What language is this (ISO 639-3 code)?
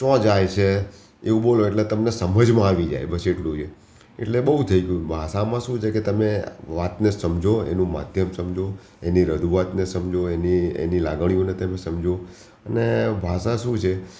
guj